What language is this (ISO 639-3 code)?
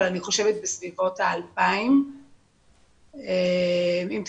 heb